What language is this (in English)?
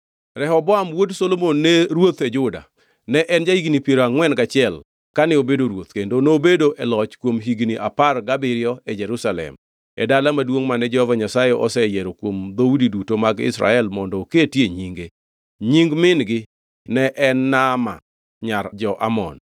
Luo (Kenya and Tanzania)